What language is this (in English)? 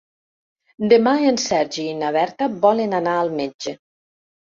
Catalan